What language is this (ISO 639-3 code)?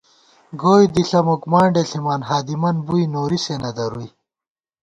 gwt